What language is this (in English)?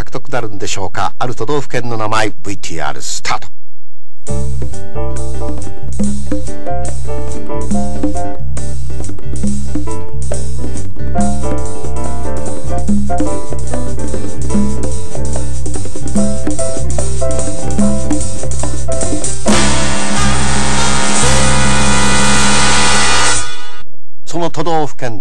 Japanese